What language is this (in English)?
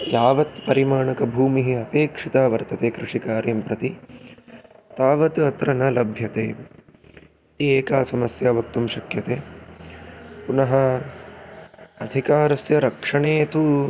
Sanskrit